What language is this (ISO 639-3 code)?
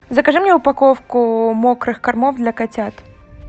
rus